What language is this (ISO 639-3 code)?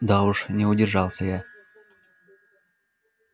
rus